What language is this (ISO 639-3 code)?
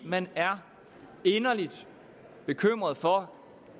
dan